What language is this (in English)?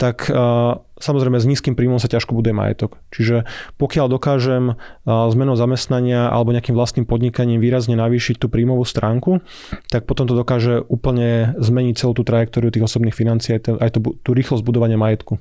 Slovak